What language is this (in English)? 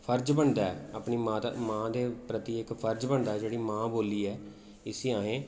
Dogri